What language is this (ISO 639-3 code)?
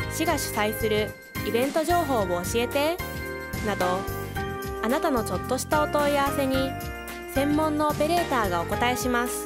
jpn